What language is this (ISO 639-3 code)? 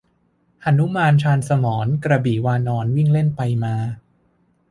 tha